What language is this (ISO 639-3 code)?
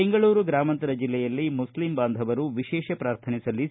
kan